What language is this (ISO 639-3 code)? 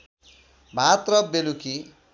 nep